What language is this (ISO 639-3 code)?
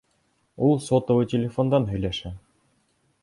bak